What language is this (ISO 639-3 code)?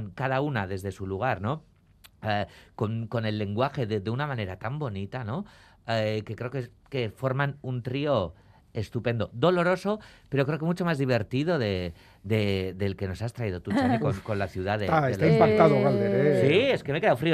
spa